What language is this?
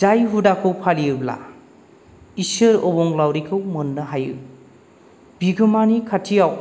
Bodo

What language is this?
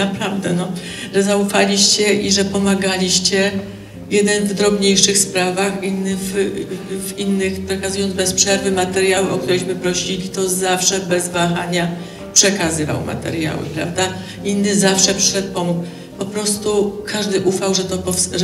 Polish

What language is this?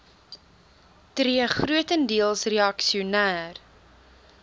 Afrikaans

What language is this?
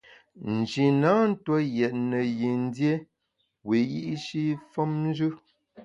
Bamun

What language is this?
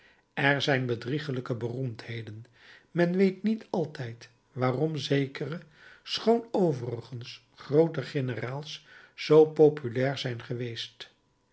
Dutch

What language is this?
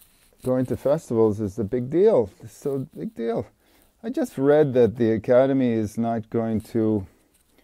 English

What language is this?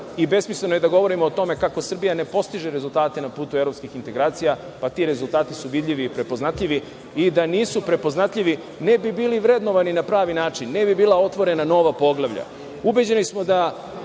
Serbian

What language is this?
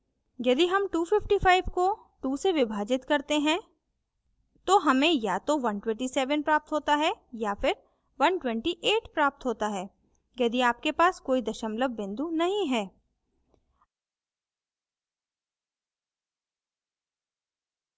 Hindi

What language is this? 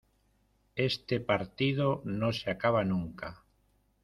Spanish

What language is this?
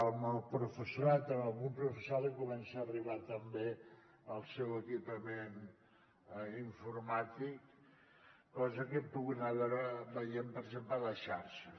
Catalan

